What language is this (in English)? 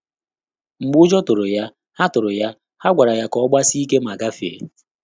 Igbo